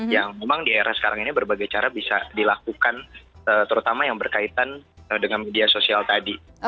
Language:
Indonesian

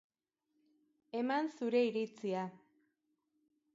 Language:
Basque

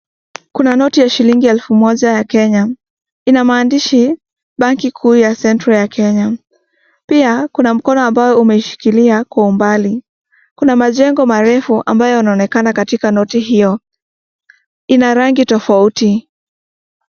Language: Swahili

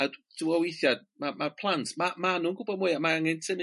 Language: Welsh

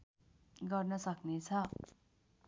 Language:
Nepali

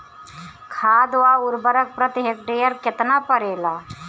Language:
Bhojpuri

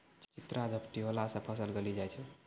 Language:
Maithili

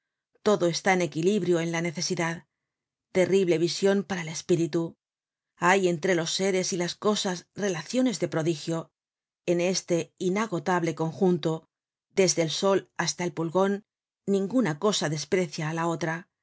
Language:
Spanish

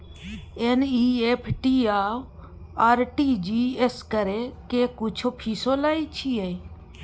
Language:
Maithili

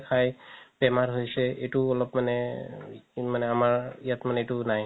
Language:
Assamese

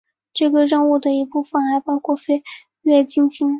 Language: Chinese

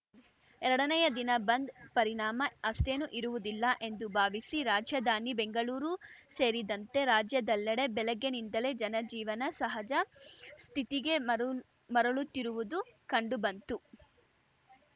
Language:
Kannada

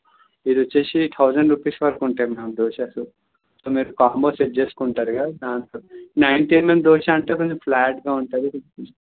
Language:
Telugu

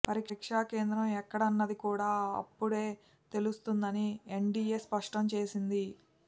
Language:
Telugu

